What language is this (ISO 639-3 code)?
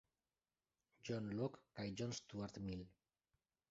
epo